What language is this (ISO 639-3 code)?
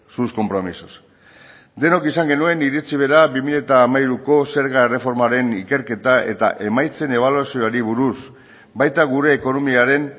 eus